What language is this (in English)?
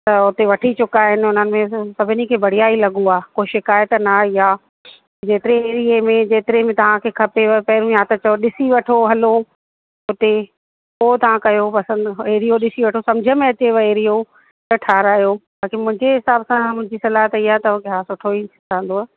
Sindhi